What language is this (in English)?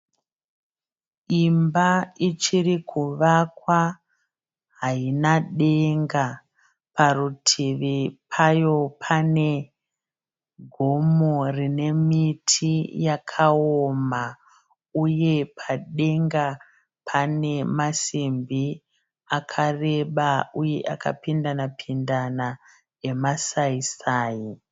Shona